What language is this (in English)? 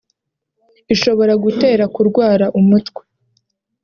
Kinyarwanda